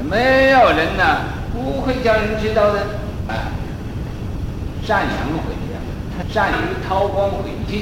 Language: Chinese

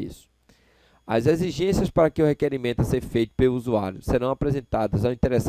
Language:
Portuguese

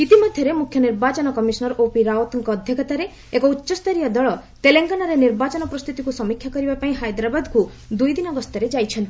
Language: Odia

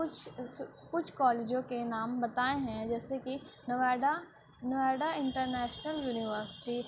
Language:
Urdu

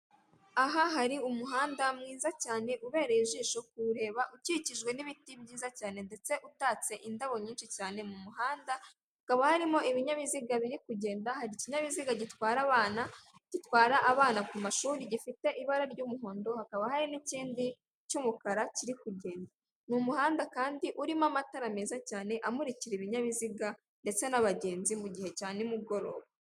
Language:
Kinyarwanda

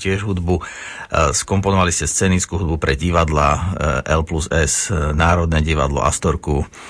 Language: Slovak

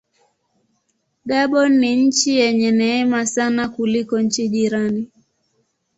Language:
Swahili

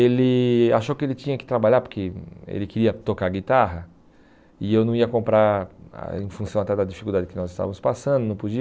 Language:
Portuguese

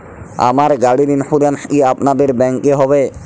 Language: Bangla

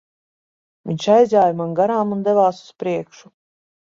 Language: Latvian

